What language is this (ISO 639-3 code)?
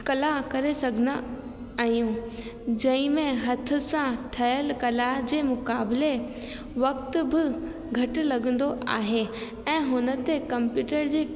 snd